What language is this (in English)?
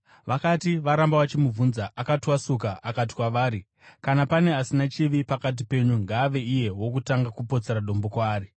Shona